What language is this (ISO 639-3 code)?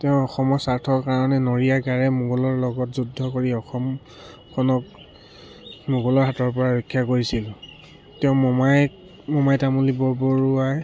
asm